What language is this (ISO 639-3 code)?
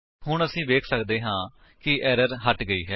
pan